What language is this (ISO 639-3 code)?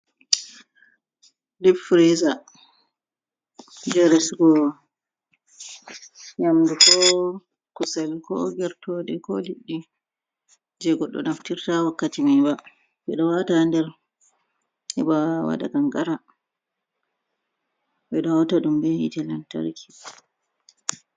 ful